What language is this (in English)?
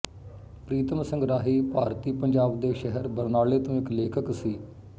Punjabi